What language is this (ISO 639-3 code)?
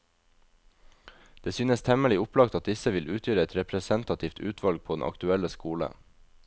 nor